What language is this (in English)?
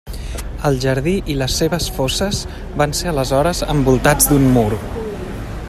Catalan